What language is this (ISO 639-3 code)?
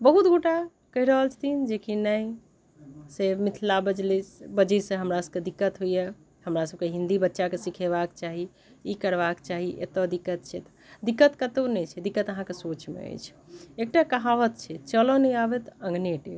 mai